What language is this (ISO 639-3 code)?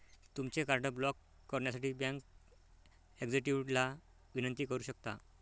mar